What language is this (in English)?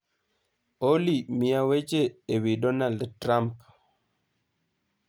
Luo (Kenya and Tanzania)